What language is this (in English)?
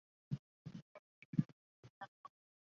Chinese